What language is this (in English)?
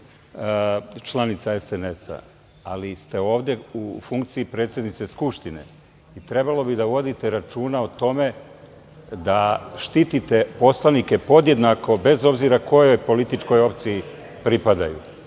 Serbian